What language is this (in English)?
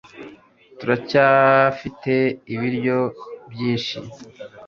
Kinyarwanda